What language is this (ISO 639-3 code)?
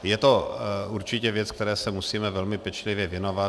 ces